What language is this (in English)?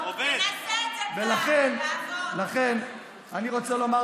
Hebrew